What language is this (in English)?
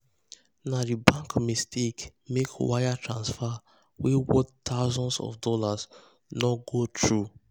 Nigerian Pidgin